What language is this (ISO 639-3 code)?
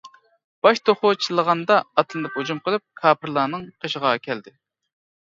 uig